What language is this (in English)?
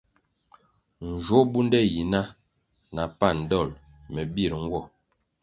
Kwasio